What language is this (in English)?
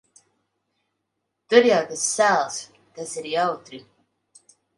Latvian